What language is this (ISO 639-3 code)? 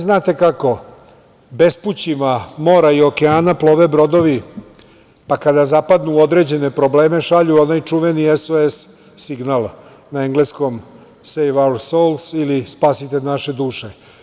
srp